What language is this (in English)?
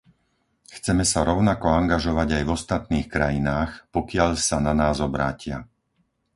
Slovak